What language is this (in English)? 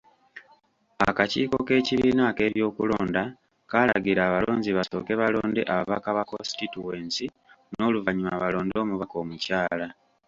Ganda